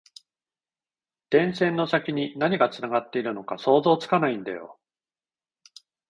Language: Japanese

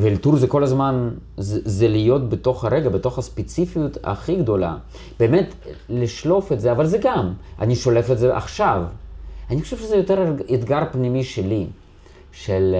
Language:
Hebrew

